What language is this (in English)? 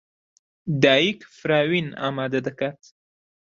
Central Kurdish